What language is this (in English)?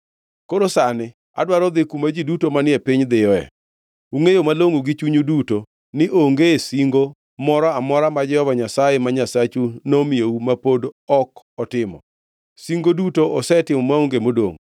Luo (Kenya and Tanzania)